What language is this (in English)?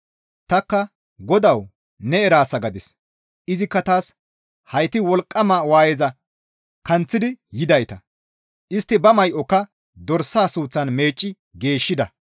Gamo